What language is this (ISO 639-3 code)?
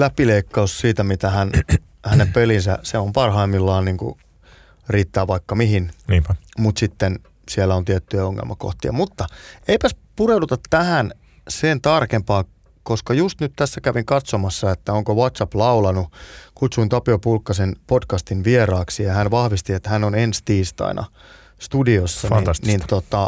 fin